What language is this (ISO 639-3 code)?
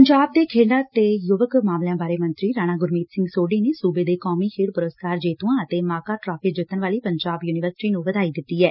pan